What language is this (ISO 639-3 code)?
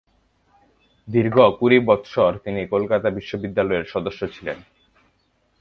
ben